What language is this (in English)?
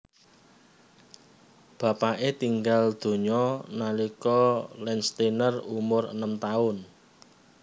Javanese